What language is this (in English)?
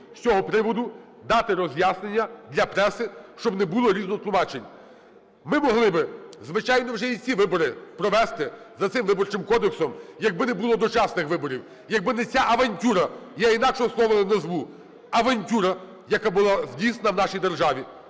Ukrainian